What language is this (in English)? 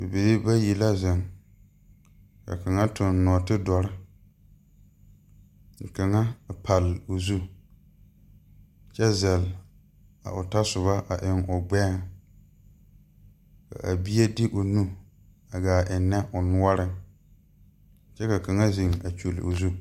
Southern Dagaare